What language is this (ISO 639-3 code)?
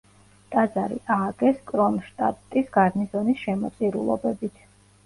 kat